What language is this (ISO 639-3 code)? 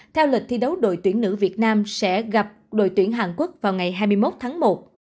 vie